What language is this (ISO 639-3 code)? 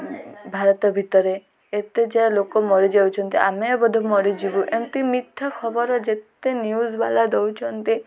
ori